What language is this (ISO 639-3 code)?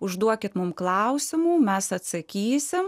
lit